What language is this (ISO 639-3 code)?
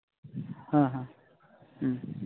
sat